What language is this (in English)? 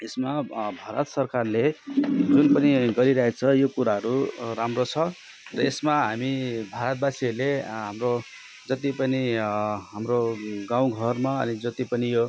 Nepali